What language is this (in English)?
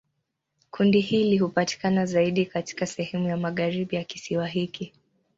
Swahili